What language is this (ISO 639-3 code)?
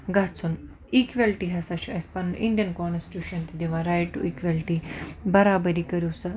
kas